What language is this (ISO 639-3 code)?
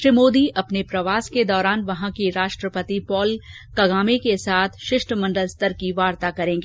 hin